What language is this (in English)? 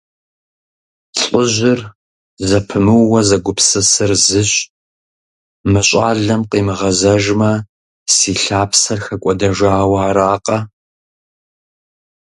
Kabardian